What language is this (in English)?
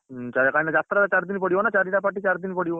Odia